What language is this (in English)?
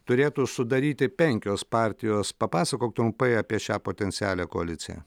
Lithuanian